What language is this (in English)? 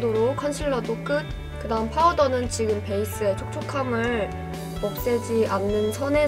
Korean